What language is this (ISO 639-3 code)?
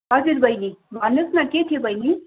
nep